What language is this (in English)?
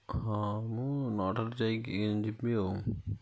Odia